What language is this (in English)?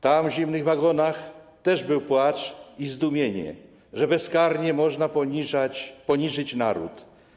Polish